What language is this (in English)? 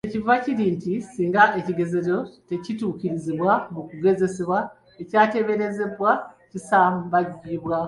Ganda